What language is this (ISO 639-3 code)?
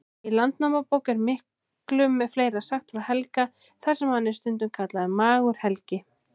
isl